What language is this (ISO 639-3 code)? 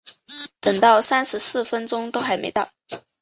zho